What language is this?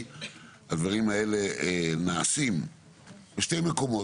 Hebrew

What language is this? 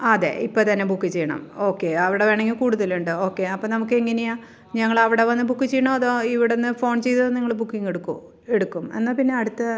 Malayalam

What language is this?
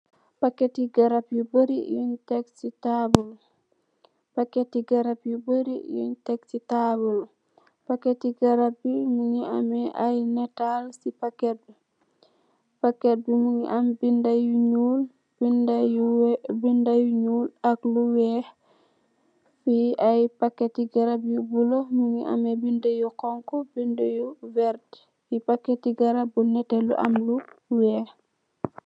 Wolof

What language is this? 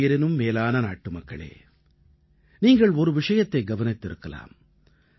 Tamil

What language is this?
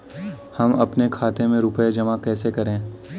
Hindi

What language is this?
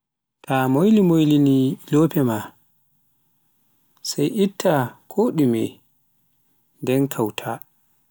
Pular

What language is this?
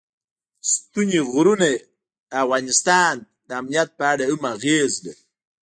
Pashto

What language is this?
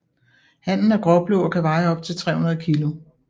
Danish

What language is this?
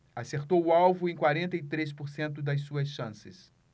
Portuguese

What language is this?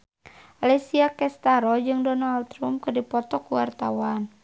Sundanese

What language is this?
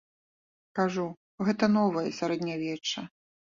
Belarusian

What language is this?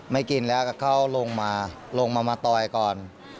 Thai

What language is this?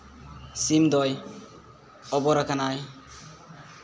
Santali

